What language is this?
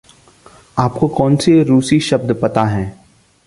Hindi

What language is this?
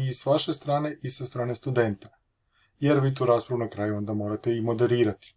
Croatian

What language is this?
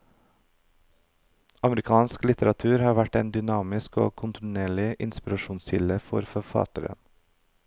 Norwegian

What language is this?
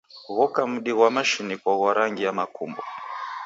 Taita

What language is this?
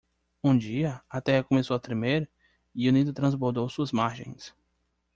Portuguese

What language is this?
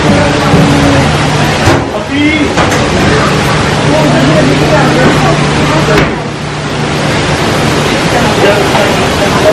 Indonesian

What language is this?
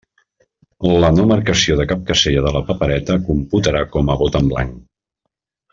Catalan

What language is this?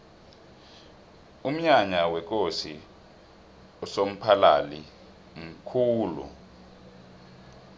South Ndebele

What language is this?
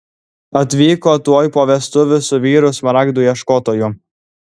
Lithuanian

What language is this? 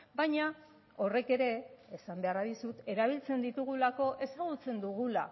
Basque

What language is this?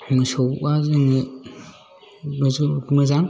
Bodo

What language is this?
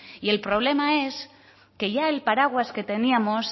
Spanish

